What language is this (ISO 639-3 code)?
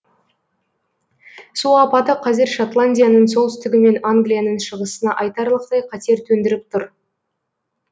kaz